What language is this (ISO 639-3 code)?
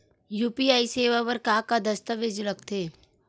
hne